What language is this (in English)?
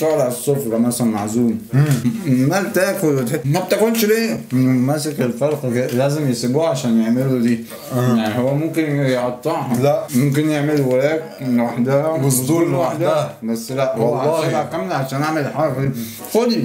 Arabic